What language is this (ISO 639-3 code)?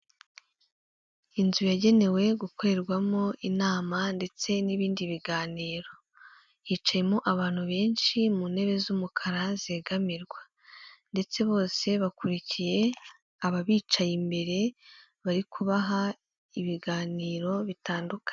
kin